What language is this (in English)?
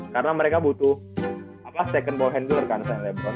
Indonesian